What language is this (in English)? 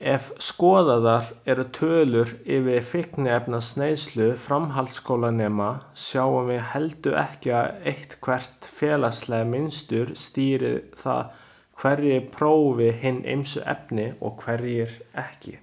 Icelandic